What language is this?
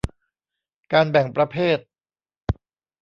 Thai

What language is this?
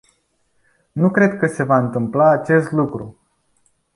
Romanian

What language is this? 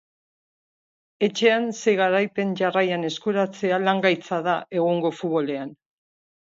Basque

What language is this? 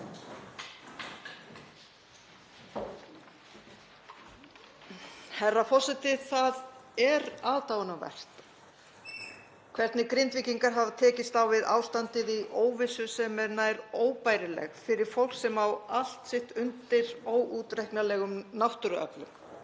Icelandic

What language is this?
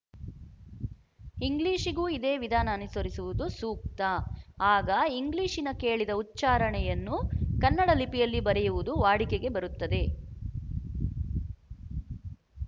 Kannada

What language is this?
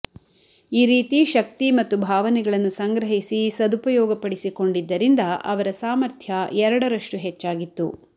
Kannada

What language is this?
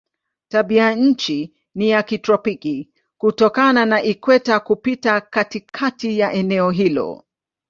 Swahili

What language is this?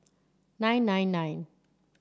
English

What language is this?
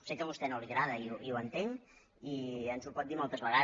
Catalan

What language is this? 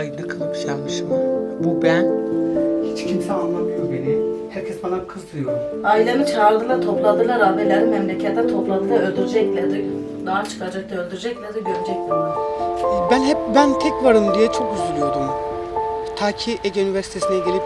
Turkish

